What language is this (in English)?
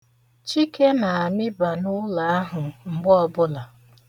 Igbo